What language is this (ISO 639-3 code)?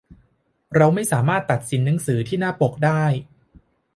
tha